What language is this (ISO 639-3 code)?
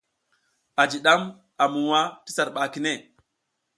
giz